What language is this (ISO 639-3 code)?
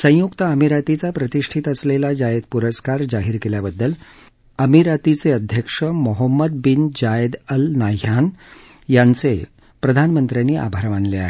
mar